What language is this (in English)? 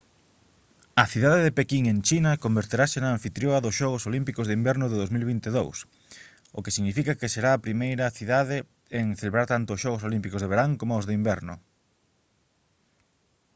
Galician